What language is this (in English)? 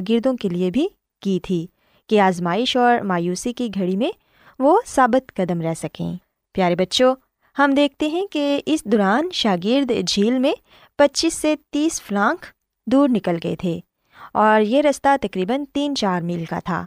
Urdu